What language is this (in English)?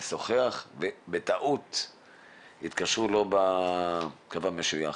Hebrew